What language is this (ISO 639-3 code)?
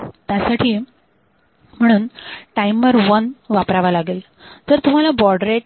mar